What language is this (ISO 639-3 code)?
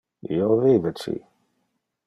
ina